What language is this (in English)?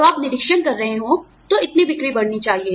Hindi